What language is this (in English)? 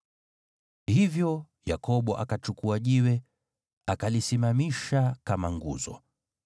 Swahili